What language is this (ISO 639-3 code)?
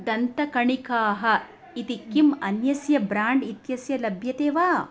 san